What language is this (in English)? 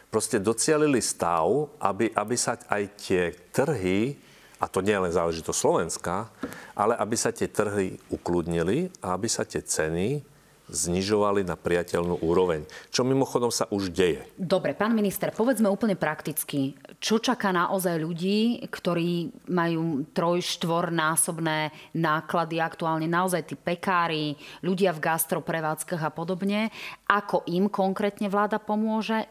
Slovak